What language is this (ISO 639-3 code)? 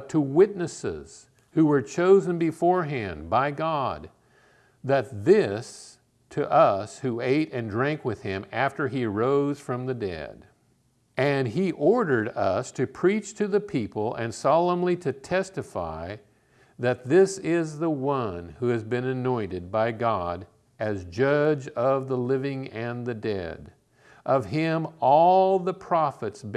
eng